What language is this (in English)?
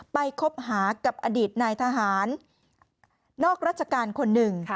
Thai